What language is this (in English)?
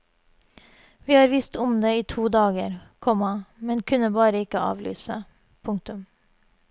Norwegian